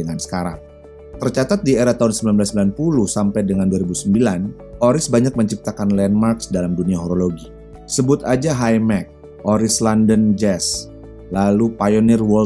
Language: Indonesian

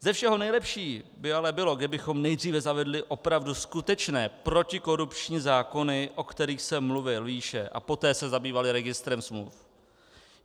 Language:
Czech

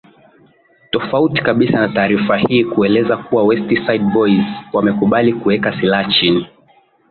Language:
Swahili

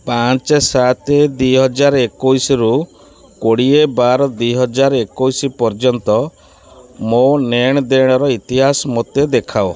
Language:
Odia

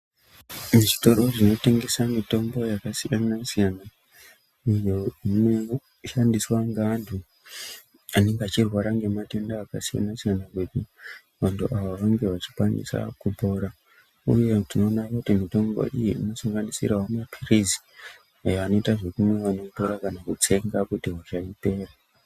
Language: Ndau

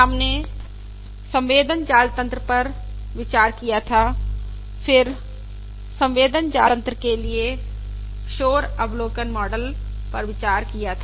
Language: Hindi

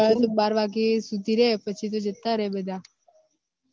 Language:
Gujarati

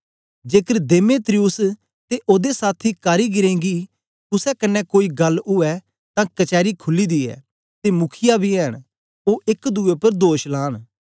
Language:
Dogri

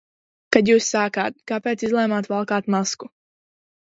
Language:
Latvian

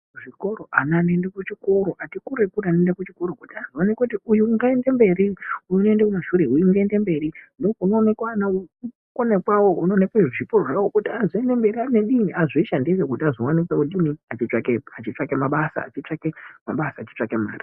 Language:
Ndau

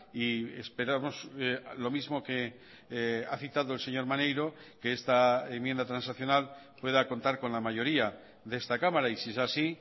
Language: Spanish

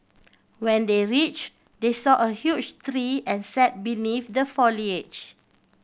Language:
English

